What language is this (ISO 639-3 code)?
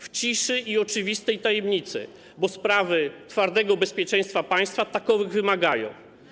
pol